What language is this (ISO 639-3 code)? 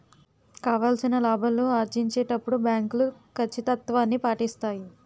tel